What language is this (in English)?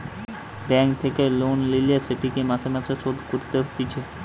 Bangla